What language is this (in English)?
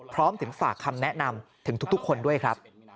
Thai